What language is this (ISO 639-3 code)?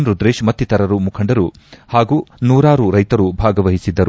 kan